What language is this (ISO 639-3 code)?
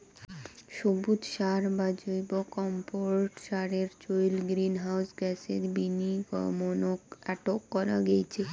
ben